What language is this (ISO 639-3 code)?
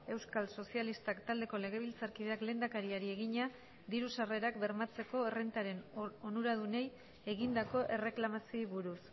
eus